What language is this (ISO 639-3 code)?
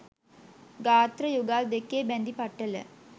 sin